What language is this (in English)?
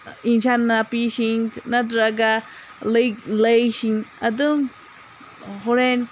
Manipuri